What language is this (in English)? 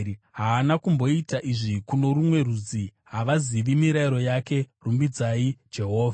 Shona